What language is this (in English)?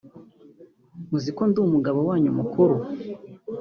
Kinyarwanda